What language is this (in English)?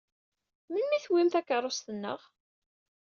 Kabyle